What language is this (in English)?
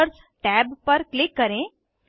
Hindi